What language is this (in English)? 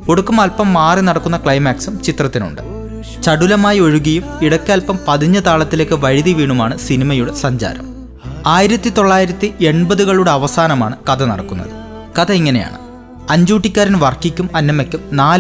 Malayalam